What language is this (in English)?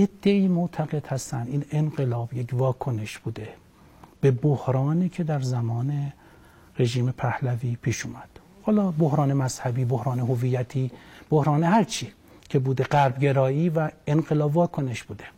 Persian